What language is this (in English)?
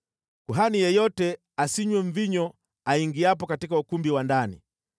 Swahili